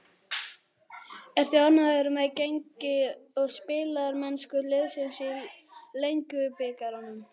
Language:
Icelandic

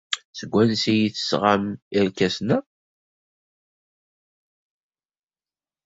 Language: Kabyle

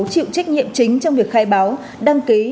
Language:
Vietnamese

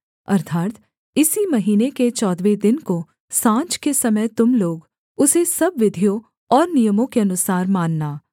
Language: Hindi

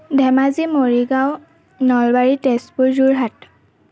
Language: Assamese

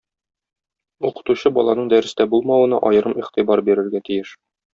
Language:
Tatar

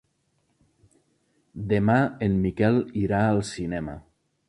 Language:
Catalan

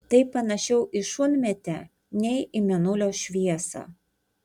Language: Lithuanian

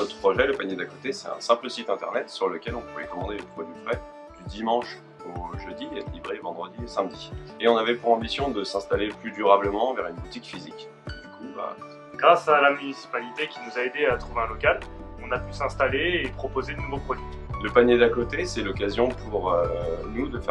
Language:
French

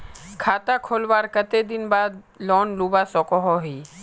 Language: Magahi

